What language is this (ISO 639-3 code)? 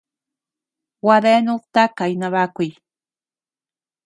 cux